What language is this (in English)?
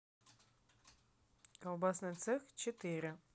Russian